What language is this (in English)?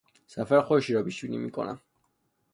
Persian